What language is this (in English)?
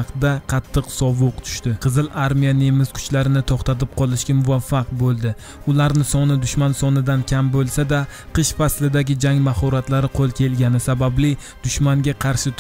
Romanian